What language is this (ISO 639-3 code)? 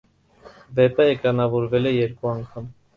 hye